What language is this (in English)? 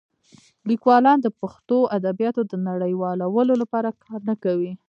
Pashto